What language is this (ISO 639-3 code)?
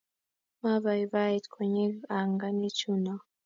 kln